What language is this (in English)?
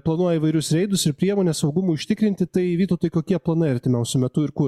Lithuanian